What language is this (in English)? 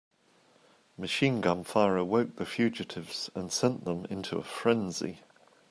English